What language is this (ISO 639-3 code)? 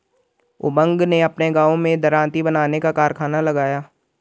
hin